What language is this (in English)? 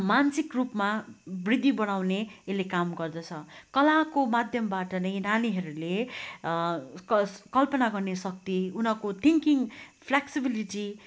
Nepali